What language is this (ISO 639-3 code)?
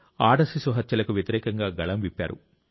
tel